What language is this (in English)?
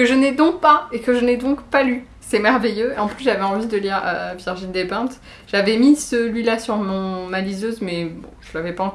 French